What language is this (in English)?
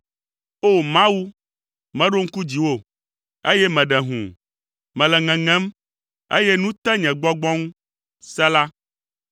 Ewe